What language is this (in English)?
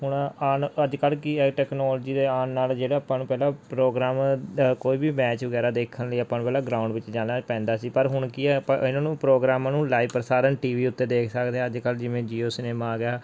Punjabi